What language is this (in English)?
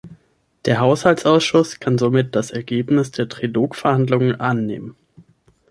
German